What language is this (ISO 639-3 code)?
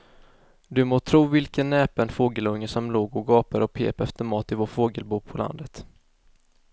swe